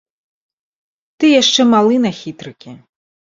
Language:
Belarusian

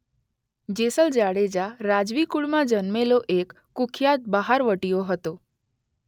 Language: Gujarati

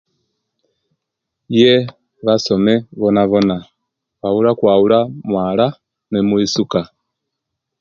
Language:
Kenyi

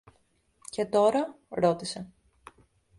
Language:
Greek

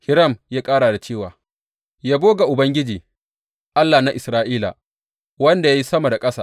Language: Hausa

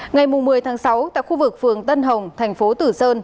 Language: Vietnamese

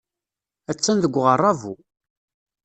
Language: Kabyle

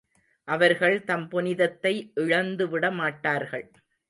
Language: Tamil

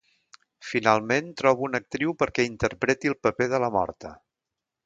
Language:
Catalan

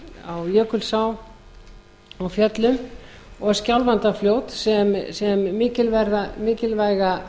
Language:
Icelandic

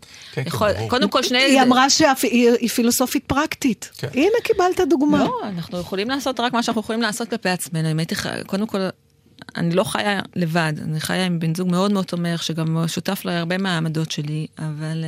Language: Hebrew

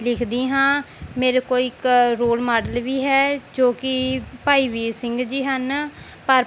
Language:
Punjabi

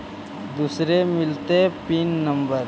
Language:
Magahi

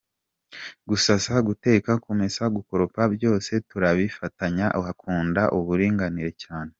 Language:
Kinyarwanda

